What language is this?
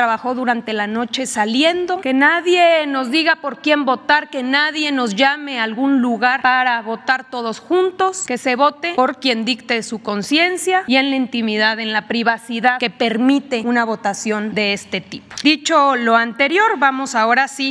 Spanish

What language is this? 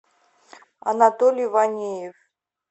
Russian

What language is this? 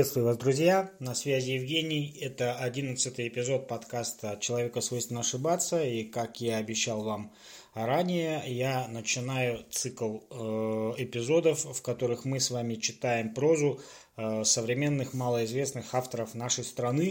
Russian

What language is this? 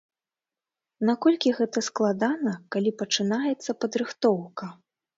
Belarusian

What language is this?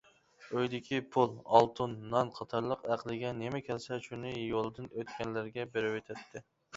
Uyghur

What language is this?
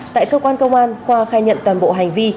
Vietnamese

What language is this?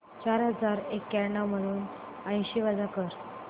Marathi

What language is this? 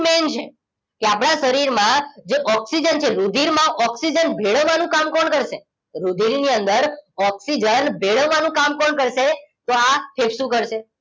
Gujarati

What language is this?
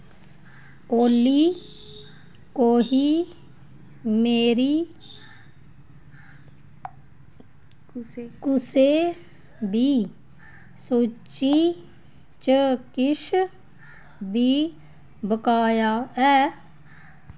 Dogri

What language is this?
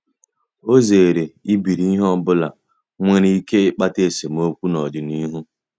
Igbo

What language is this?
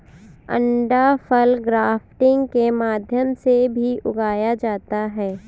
Hindi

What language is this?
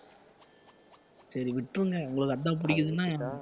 Tamil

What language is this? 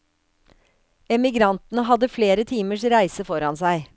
Norwegian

